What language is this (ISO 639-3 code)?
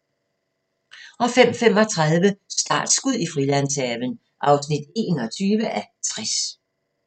dan